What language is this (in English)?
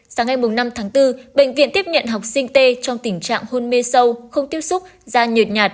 Vietnamese